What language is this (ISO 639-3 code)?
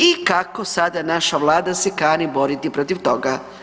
hrv